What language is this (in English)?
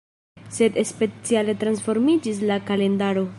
Esperanto